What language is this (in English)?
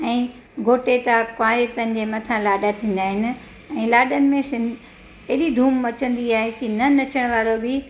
Sindhi